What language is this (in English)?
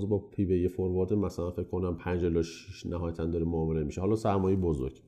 Persian